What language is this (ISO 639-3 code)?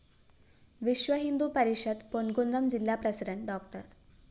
mal